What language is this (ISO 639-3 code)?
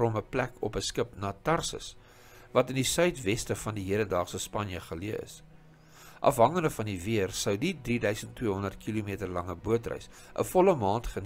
nld